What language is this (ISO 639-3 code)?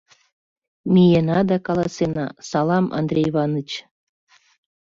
chm